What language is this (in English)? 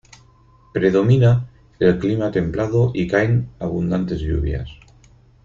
Spanish